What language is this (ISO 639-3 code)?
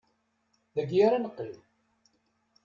kab